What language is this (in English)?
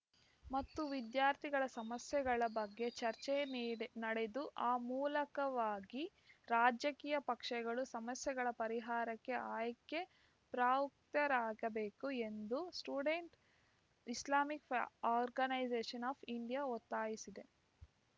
Kannada